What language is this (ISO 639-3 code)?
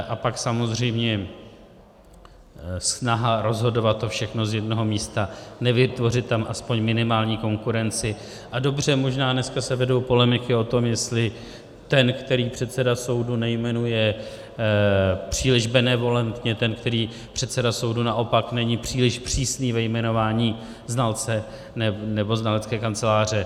ces